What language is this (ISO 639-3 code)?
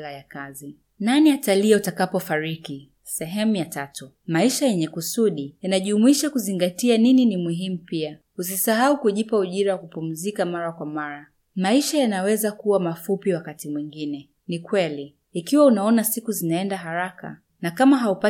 swa